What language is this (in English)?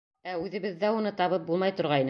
Bashkir